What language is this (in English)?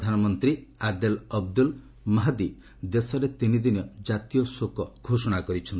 Odia